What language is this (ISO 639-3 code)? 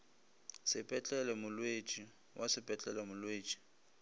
nso